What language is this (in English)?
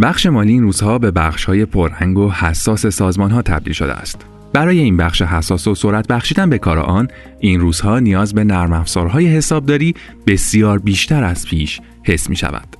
Persian